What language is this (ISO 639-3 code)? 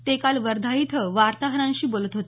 mar